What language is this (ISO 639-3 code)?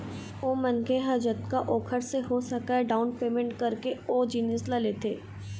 hne